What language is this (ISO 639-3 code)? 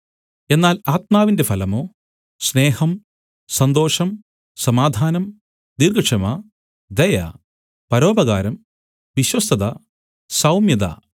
mal